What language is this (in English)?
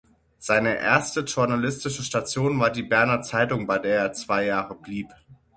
German